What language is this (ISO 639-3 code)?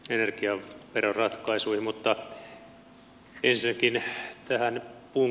fin